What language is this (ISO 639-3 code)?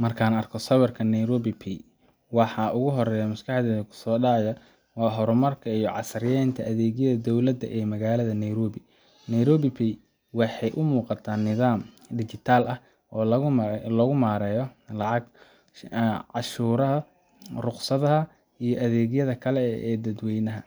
som